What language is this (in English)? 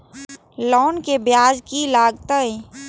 Maithili